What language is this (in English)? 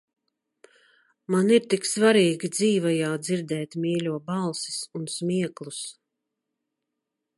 Latvian